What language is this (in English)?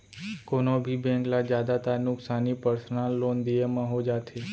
Chhattisgarhi